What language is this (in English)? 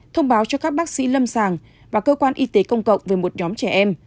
Vietnamese